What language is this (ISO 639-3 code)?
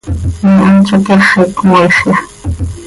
sei